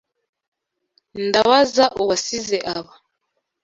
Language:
Kinyarwanda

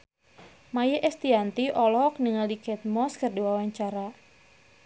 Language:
Sundanese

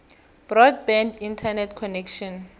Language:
South Ndebele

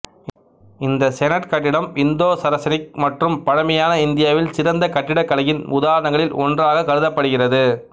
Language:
Tamil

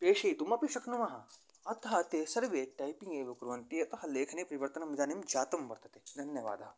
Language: Sanskrit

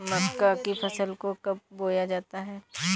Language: Hindi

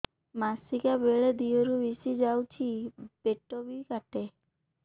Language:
Odia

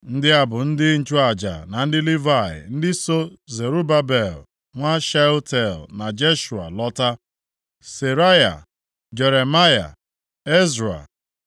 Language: Igbo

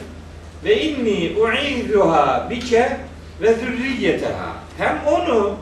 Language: Turkish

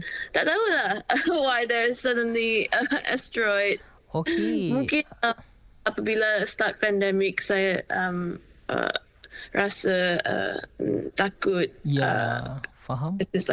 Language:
Malay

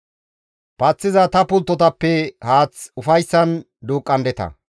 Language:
Gamo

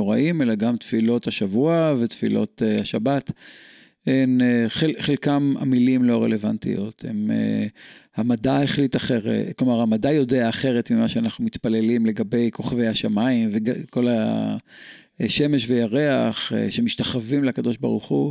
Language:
Hebrew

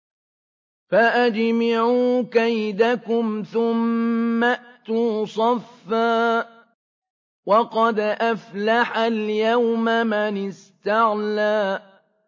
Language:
Arabic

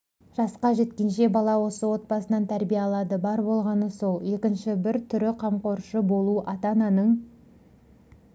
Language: Kazakh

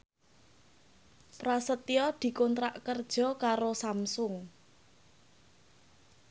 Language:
Javanese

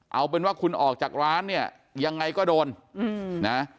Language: Thai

